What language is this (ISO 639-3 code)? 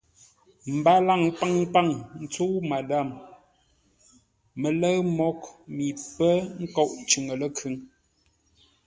nla